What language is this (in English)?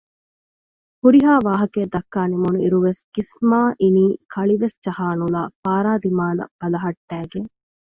Divehi